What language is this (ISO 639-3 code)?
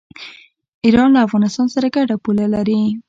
pus